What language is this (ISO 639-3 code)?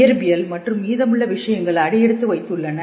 tam